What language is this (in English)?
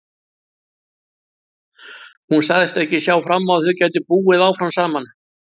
Icelandic